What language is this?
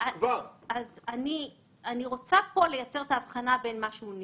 Hebrew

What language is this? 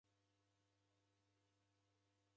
Taita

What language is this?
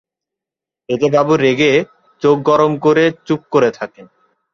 Bangla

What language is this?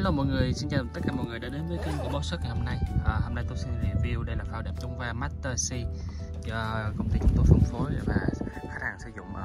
Vietnamese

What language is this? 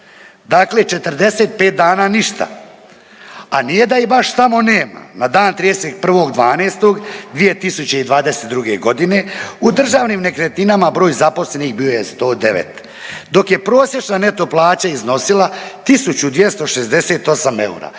Croatian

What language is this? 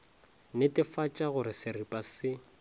Northern Sotho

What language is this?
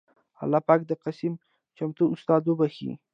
Pashto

